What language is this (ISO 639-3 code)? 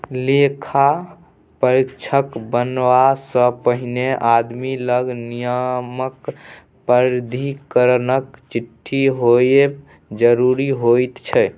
mai